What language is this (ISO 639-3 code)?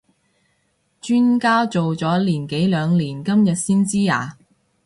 yue